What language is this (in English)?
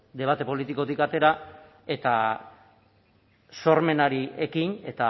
Basque